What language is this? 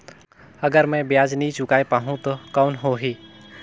Chhattisgarhi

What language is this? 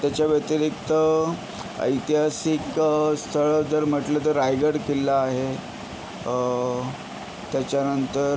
Marathi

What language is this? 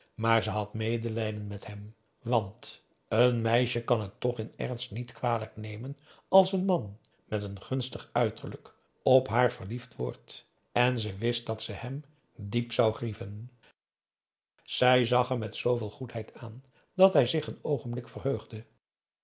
Dutch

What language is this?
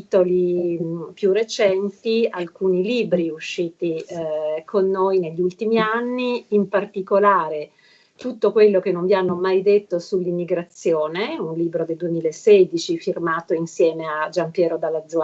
Italian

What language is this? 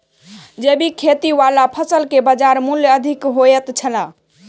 Maithili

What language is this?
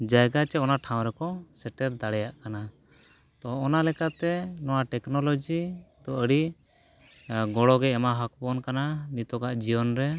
Santali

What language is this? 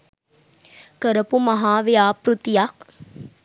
Sinhala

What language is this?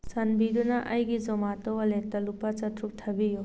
Manipuri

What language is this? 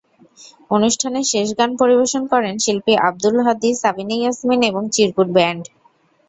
Bangla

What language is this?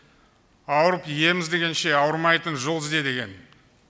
Kazakh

